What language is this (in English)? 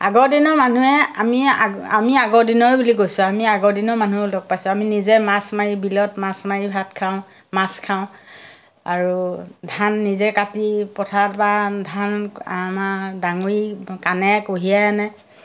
Assamese